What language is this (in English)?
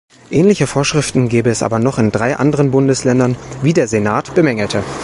German